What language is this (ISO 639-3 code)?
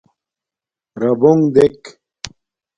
dmk